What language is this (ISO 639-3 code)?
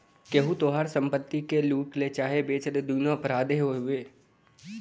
bho